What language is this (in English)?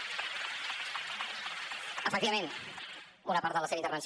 Catalan